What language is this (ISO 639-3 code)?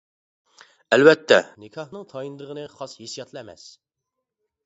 uig